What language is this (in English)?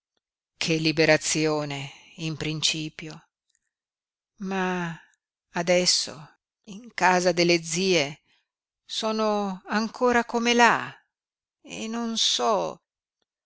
Italian